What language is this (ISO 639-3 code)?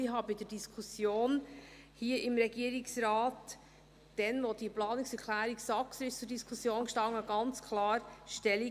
gsw